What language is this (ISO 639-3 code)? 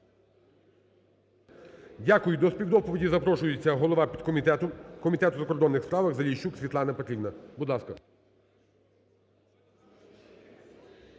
ukr